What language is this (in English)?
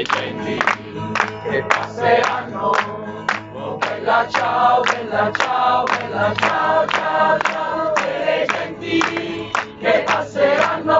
Italian